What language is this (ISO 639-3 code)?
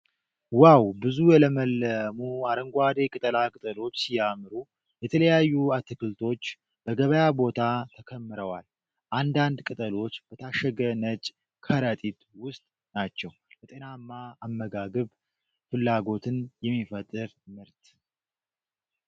amh